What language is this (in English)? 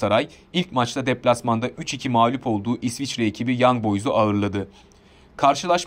Turkish